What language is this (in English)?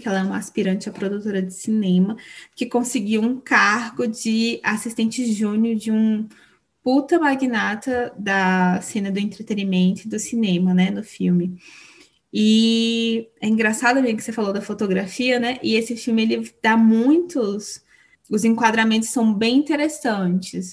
Portuguese